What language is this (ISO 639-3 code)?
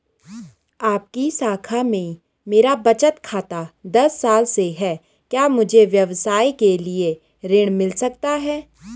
hin